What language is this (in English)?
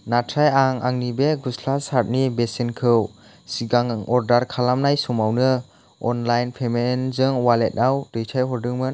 Bodo